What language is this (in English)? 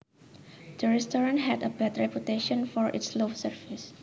Javanese